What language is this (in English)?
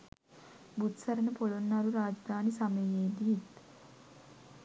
Sinhala